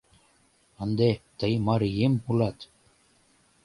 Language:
Mari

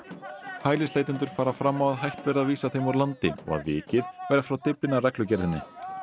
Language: Icelandic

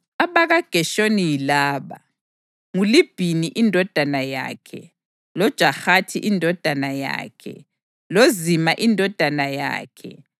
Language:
North Ndebele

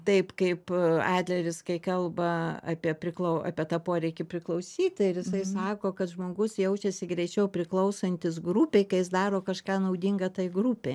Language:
Lithuanian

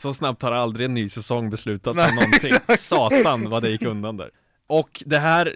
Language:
Swedish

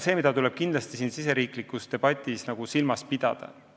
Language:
Estonian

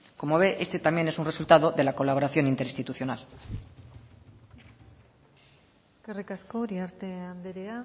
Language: Spanish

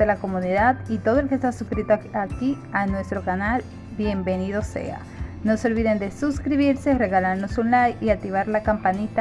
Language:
Spanish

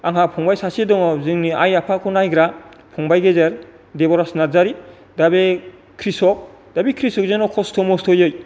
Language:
Bodo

